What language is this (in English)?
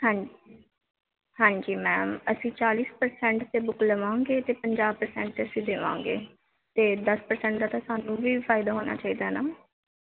Punjabi